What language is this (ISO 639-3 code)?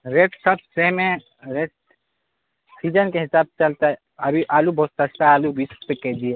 urd